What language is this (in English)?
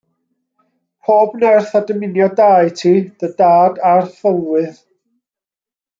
Welsh